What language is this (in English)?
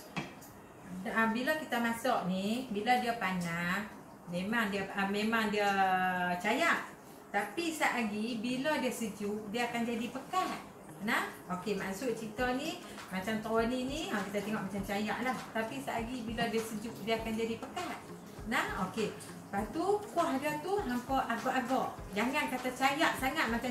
Malay